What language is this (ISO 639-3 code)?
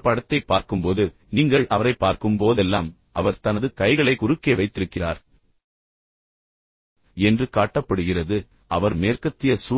tam